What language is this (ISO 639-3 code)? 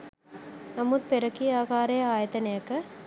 sin